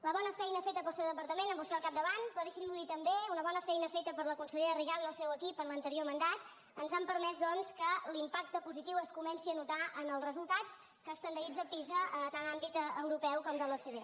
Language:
Catalan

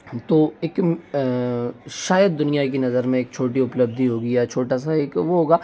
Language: Hindi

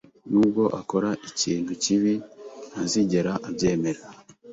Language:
Kinyarwanda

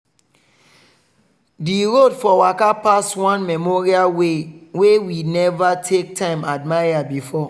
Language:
Nigerian Pidgin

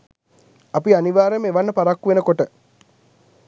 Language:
Sinhala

